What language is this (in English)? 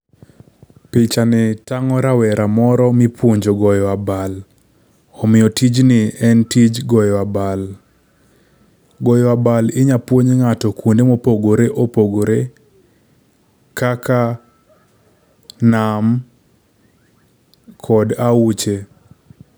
Luo (Kenya and Tanzania)